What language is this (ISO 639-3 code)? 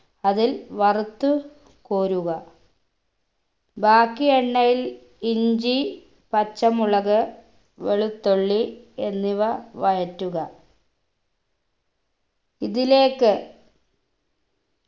mal